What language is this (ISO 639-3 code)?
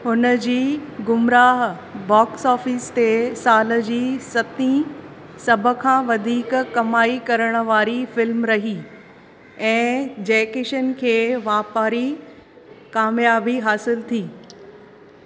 snd